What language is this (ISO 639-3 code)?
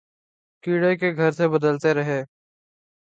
urd